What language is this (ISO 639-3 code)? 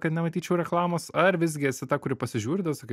lit